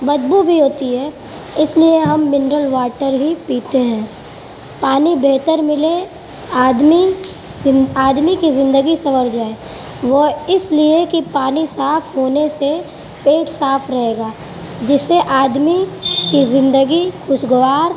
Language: Urdu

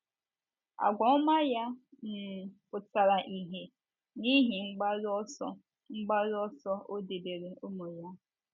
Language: Igbo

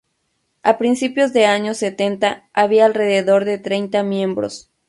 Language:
Spanish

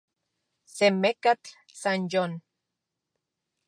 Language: Central Puebla Nahuatl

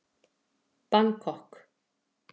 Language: Icelandic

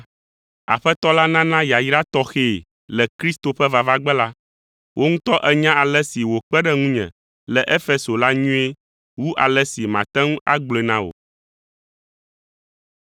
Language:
Ewe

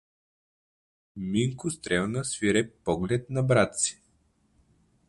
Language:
Bulgarian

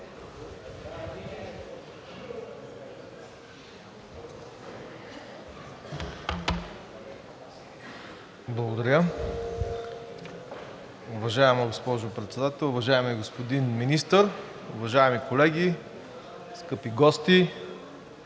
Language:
Bulgarian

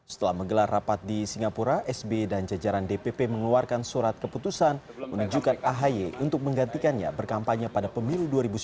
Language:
Indonesian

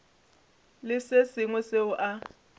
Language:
Northern Sotho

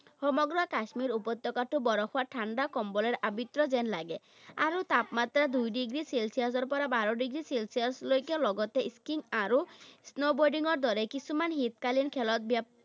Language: Assamese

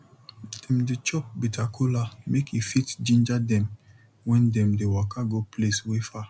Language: Nigerian Pidgin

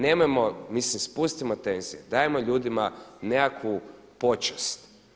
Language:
Croatian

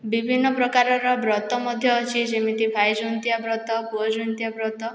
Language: Odia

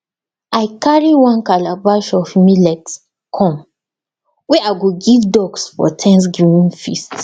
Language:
Nigerian Pidgin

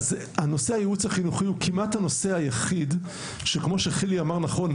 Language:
Hebrew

